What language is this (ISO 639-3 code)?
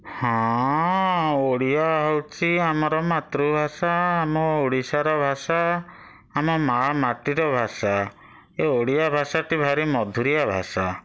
ori